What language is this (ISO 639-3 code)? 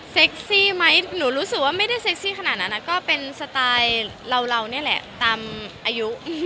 tha